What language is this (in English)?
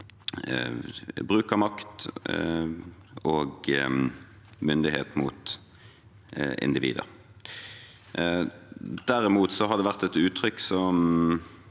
Norwegian